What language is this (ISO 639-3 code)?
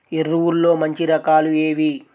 tel